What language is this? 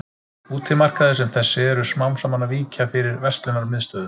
Icelandic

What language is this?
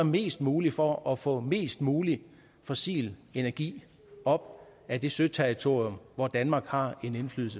Danish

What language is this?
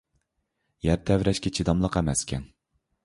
Uyghur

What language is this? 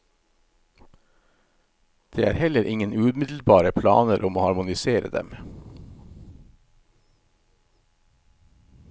Norwegian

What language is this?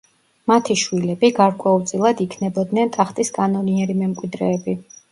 Georgian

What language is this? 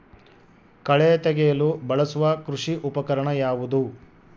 Kannada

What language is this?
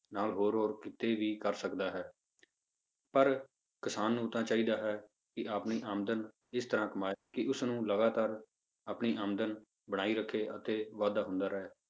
Punjabi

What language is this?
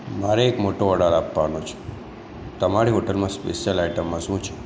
Gujarati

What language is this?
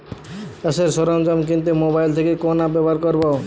Bangla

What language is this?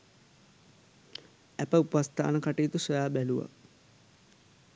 Sinhala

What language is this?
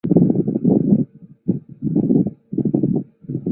Chinese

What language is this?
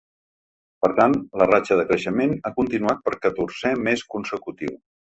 Catalan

